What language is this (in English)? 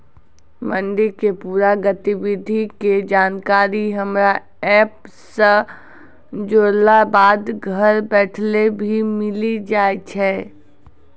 Maithili